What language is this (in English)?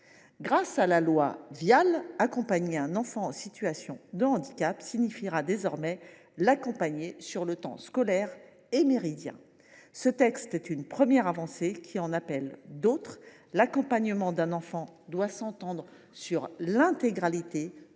French